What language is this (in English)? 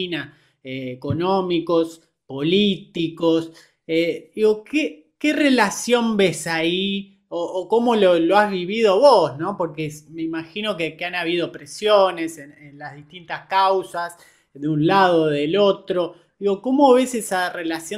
Spanish